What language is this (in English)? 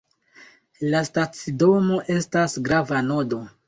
Esperanto